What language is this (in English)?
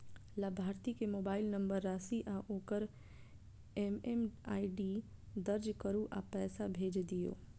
Maithili